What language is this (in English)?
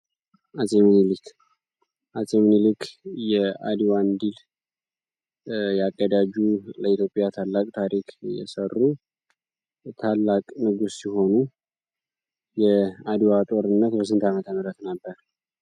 Amharic